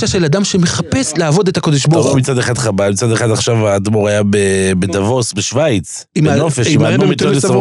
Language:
Hebrew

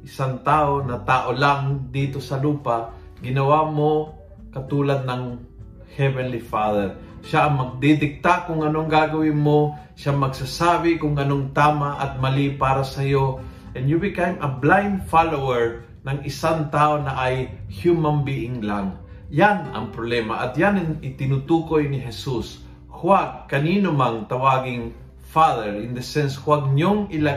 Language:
Filipino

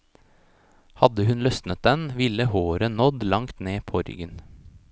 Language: Norwegian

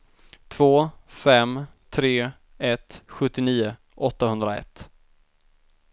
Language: Swedish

